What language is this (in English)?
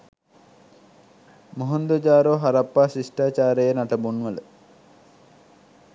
Sinhala